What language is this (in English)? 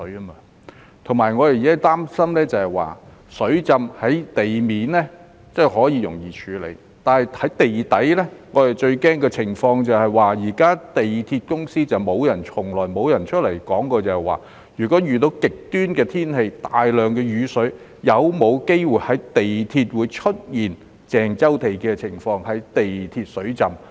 Cantonese